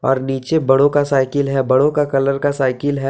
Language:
Hindi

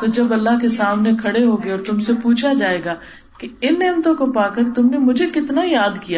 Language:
Urdu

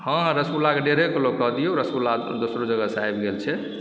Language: Maithili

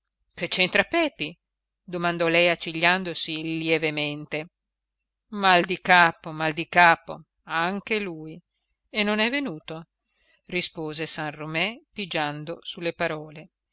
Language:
Italian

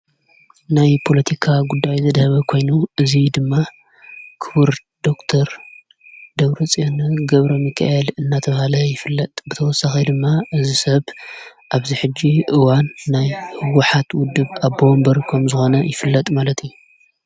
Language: Tigrinya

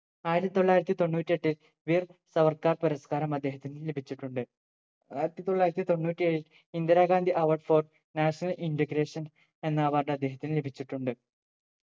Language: Malayalam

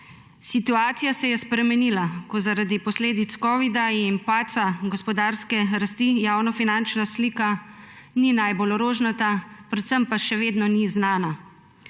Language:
Slovenian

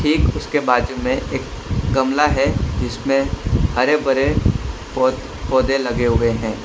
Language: Hindi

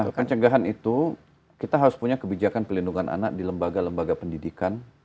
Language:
Indonesian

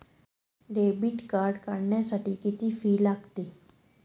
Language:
Marathi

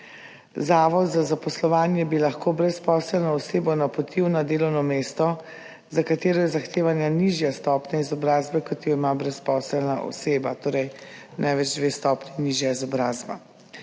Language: Slovenian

